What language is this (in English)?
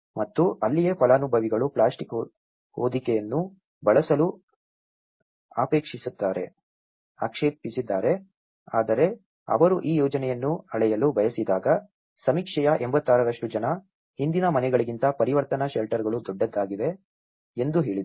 Kannada